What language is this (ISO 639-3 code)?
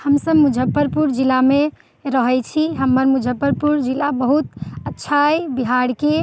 mai